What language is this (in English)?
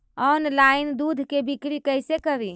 Magahi